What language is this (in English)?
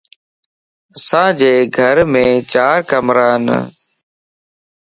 Lasi